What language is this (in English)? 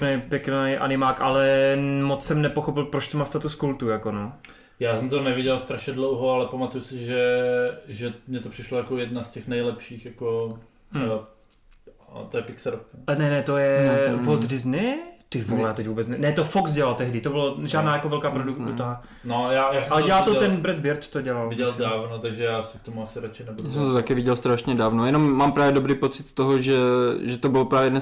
Czech